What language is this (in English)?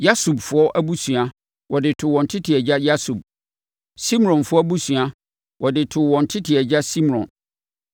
Akan